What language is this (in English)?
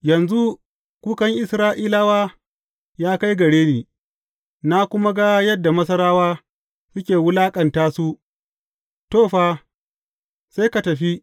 Hausa